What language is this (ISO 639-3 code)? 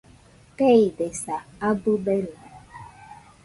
hux